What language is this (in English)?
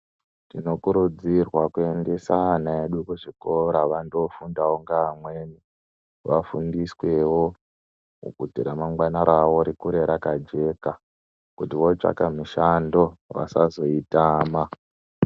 Ndau